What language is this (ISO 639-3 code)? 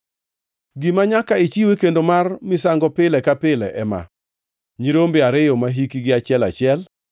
luo